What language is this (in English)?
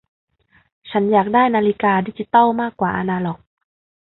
Thai